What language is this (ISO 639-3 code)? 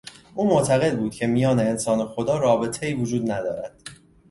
fas